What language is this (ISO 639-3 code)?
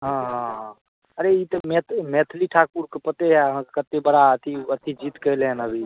mai